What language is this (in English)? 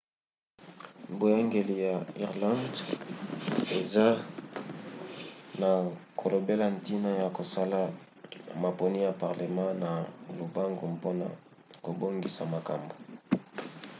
Lingala